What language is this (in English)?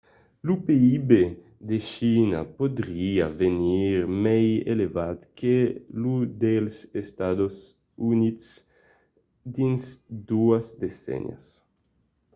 Occitan